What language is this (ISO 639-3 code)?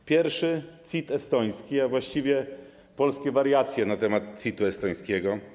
pol